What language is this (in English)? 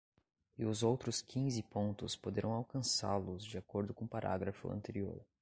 Portuguese